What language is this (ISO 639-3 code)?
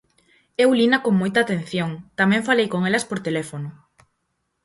glg